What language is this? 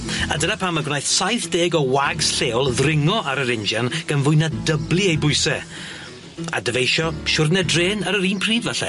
Welsh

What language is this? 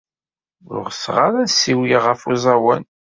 Kabyle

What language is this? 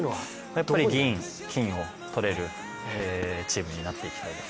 Japanese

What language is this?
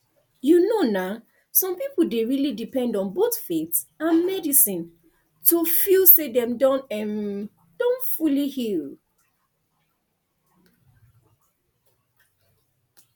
Nigerian Pidgin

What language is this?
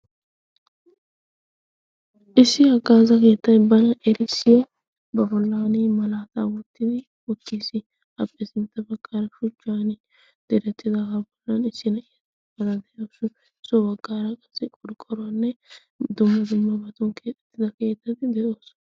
Wolaytta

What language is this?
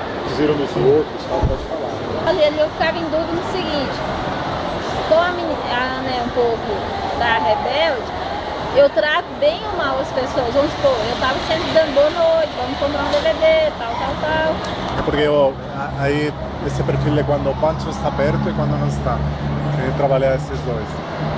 Portuguese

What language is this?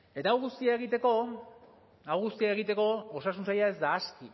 Basque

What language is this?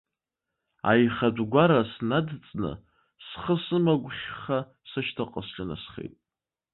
Abkhazian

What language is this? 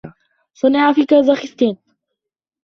Arabic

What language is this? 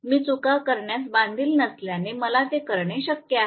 Marathi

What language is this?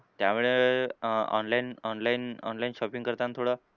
Marathi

